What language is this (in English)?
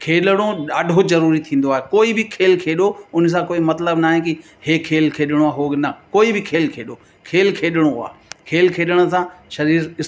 Sindhi